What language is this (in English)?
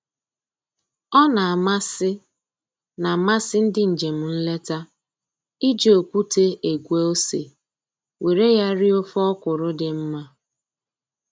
Igbo